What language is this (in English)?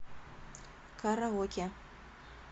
Russian